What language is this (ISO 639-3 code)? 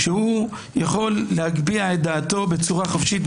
heb